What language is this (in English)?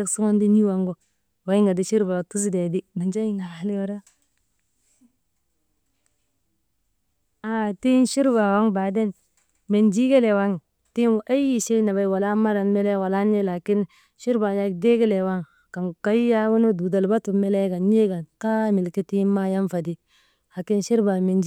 Maba